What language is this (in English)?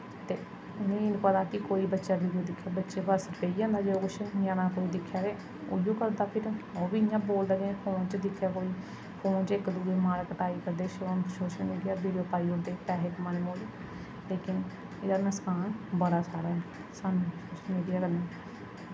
Dogri